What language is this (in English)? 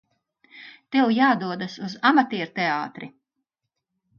Latvian